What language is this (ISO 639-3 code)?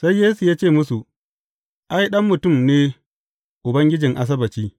hau